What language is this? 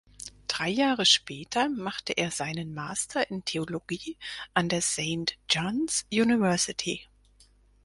German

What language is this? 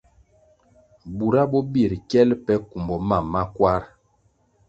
Kwasio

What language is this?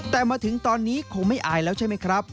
Thai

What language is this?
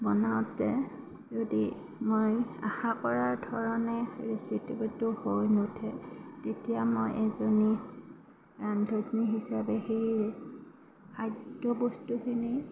Assamese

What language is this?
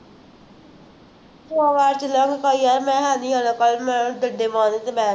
Punjabi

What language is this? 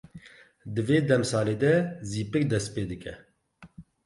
Kurdish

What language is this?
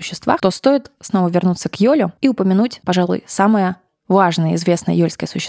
Russian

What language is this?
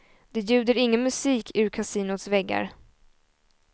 Swedish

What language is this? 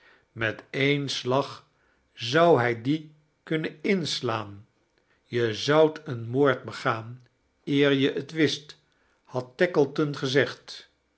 Dutch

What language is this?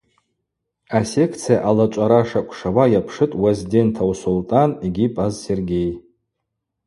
Abaza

